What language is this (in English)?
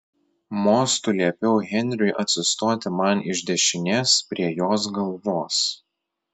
Lithuanian